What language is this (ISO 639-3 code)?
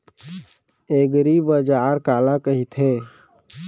hne